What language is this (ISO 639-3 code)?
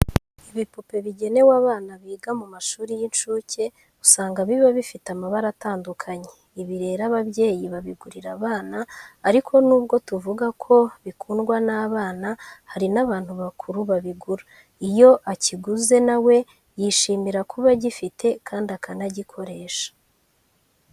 kin